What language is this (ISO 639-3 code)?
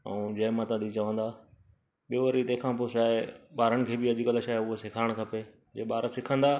snd